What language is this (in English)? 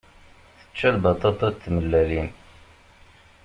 Kabyle